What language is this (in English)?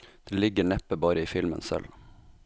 Norwegian